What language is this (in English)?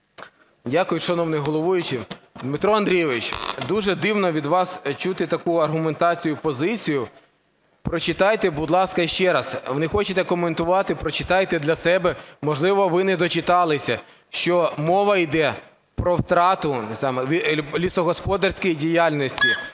Ukrainian